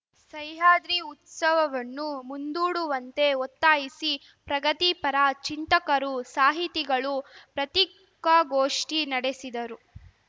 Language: Kannada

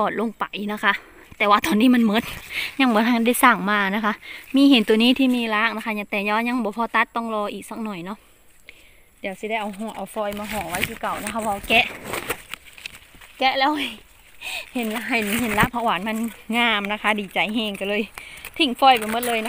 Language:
Thai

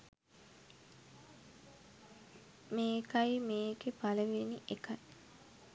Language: Sinhala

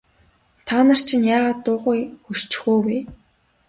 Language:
Mongolian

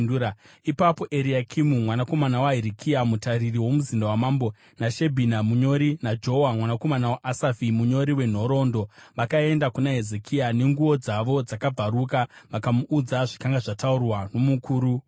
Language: Shona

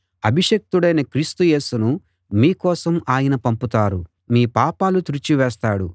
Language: Telugu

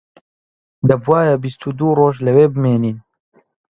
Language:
Central Kurdish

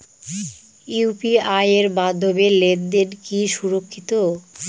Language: Bangla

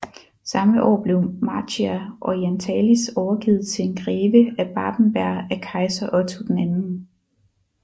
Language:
Danish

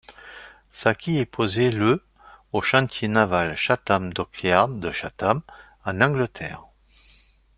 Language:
French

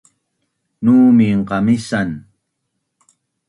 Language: Bunun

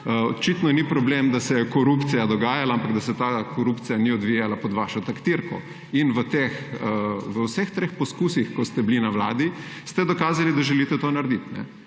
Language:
Slovenian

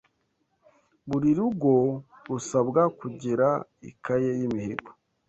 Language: Kinyarwanda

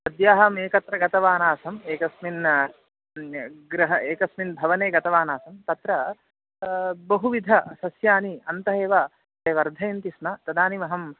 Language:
Sanskrit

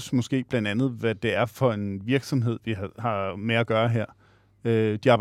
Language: Danish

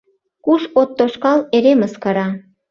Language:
Mari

